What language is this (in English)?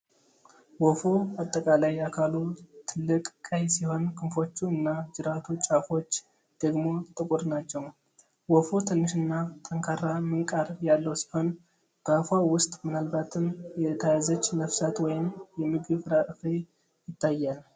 Amharic